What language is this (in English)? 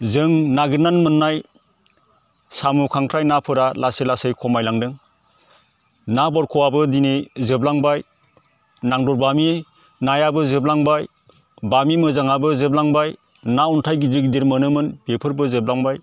Bodo